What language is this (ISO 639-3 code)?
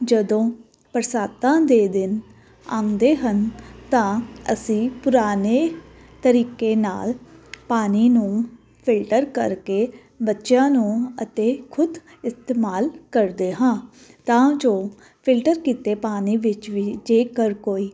pan